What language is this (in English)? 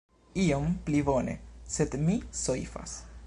Esperanto